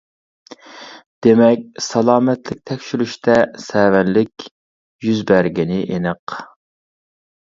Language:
Uyghur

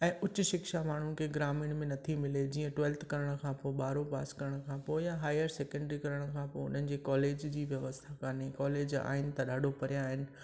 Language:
Sindhi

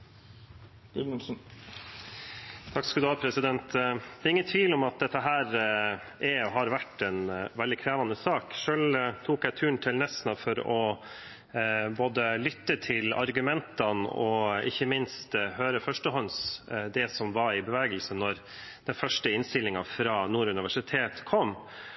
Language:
Norwegian Bokmål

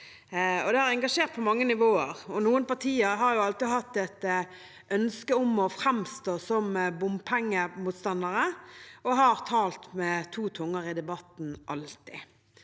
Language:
Norwegian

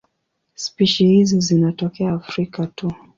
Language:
Swahili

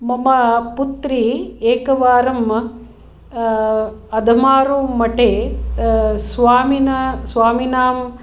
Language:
Sanskrit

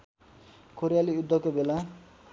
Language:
Nepali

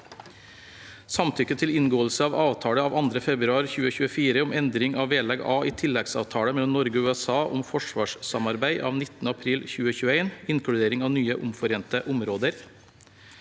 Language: Norwegian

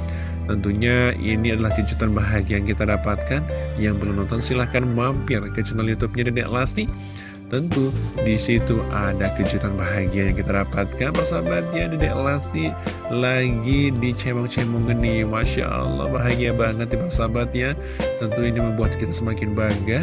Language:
Indonesian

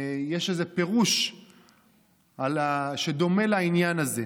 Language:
Hebrew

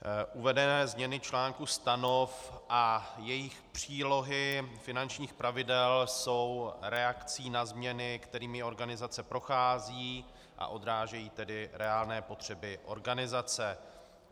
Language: Czech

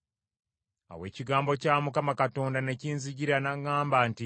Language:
Ganda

